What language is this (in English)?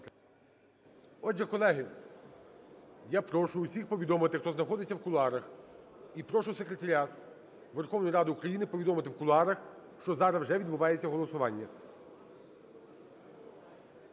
Ukrainian